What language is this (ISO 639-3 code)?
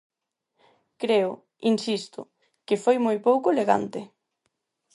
glg